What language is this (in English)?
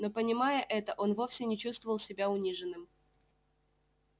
Russian